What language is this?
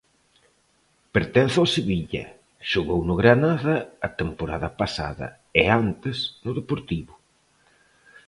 Galician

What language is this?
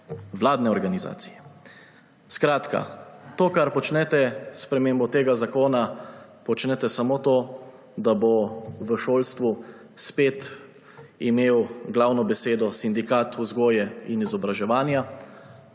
Slovenian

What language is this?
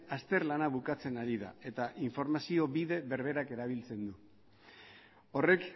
Basque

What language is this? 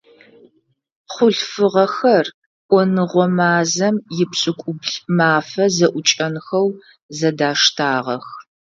Adyghe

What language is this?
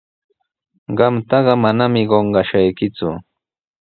Sihuas Ancash Quechua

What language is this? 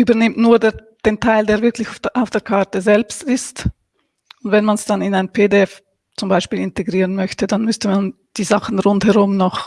German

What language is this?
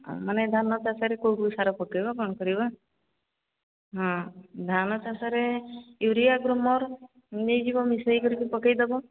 Odia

